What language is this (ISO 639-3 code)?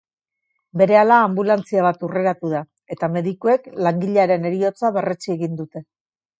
eus